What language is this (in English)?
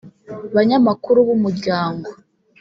Kinyarwanda